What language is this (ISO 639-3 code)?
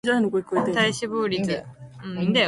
jpn